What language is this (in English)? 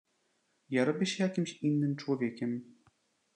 Polish